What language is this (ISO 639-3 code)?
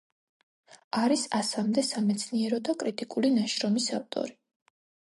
kat